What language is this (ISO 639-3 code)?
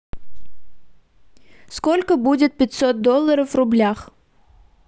rus